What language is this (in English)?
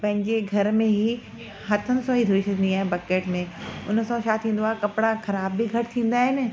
Sindhi